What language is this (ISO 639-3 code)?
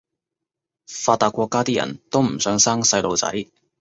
yue